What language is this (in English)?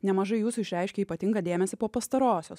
Lithuanian